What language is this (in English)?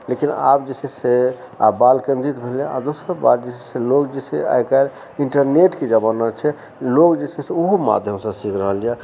Maithili